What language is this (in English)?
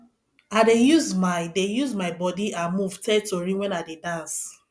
Nigerian Pidgin